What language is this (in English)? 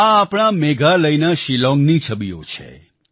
Gujarati